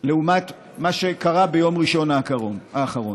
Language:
Hebrew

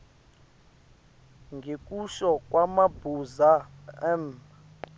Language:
Swati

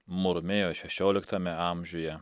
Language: Lithuanian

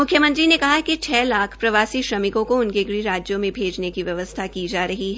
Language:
Hindi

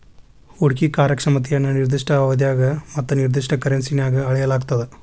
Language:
Kannada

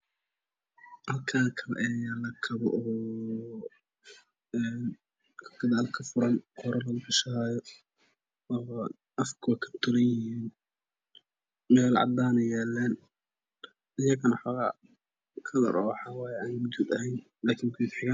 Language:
Somali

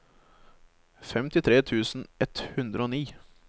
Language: Norwegian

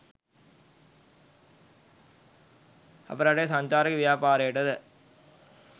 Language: Sinhala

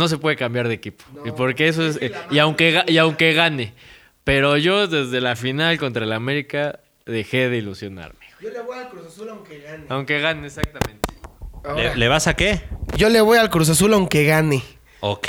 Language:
Spanish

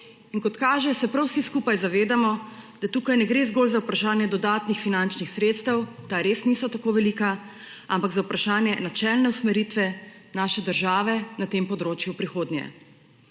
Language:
Slovenian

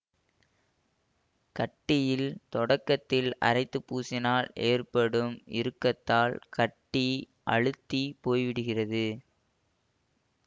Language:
Tamil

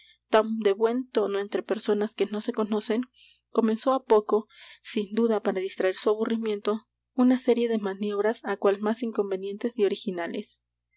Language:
Spanish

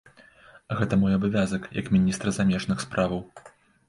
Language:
Belarusian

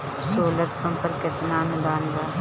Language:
Bhojpuri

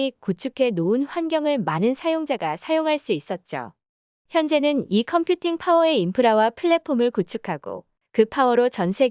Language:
Korean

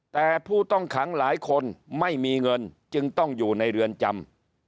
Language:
Thai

